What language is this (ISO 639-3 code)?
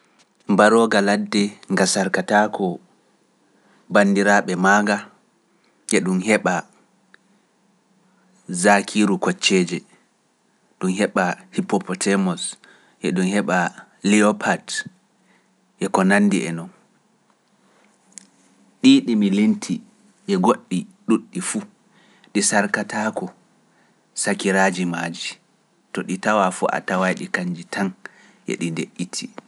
fuf